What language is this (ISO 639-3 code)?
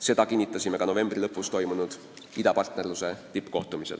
est